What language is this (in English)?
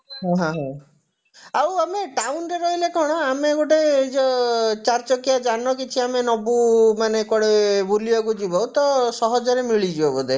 Odia